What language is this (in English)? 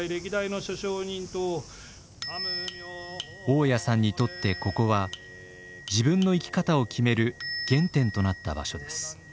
Japanese